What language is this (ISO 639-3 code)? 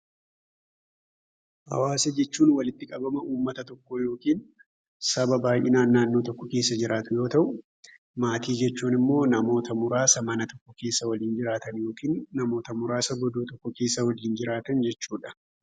orm